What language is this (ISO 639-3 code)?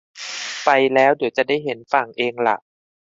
tha